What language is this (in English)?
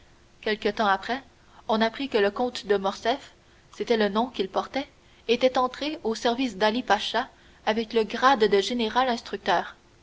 French